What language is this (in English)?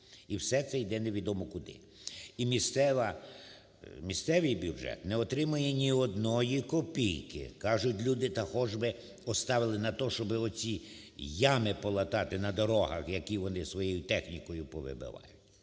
Ukrainian